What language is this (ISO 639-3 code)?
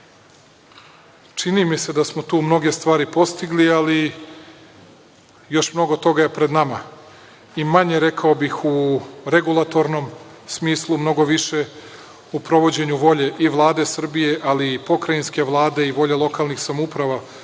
srp